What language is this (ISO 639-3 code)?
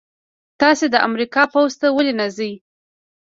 pus